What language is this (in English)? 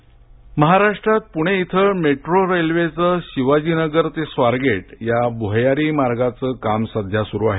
Marathi